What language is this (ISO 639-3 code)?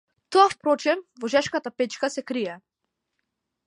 mkd